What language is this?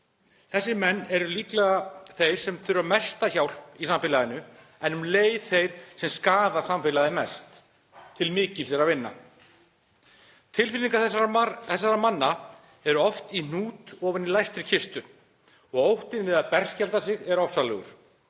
Icelandic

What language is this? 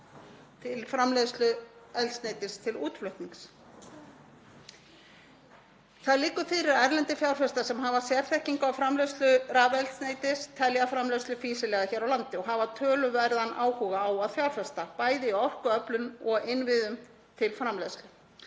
Icelandic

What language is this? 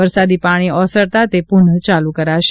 Gujarati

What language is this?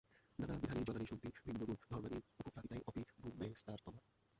Bangla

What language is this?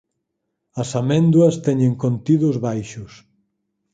Galician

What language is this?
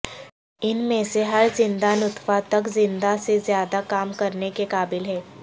Urdu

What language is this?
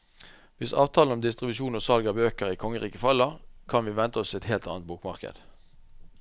Norwegian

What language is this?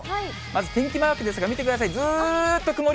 Japanese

